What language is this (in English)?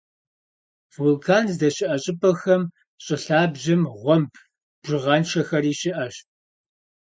Kabardian